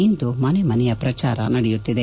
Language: Kannada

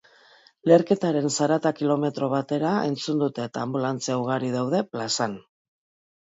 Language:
Basque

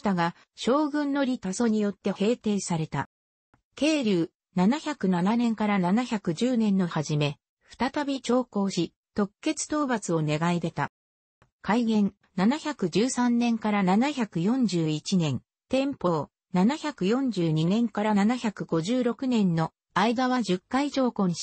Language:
Japanese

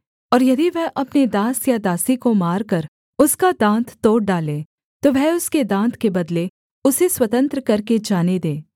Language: Hindi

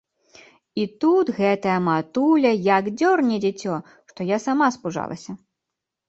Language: Belarusian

